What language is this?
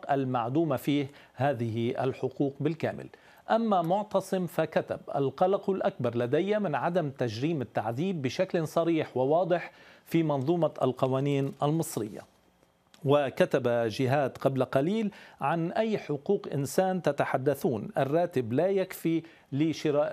Arabic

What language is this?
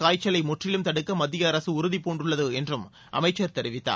Tamil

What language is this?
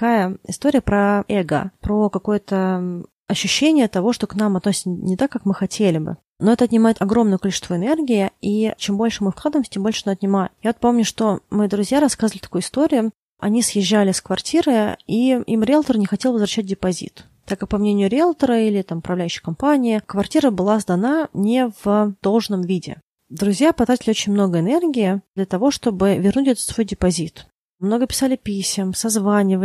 Russian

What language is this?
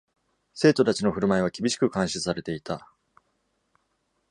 Japanese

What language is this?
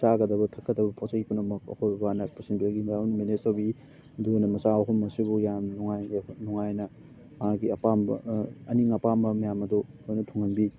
Manipuri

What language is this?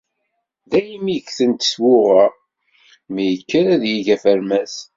Kabyle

